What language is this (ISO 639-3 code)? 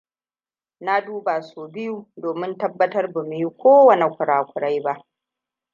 hau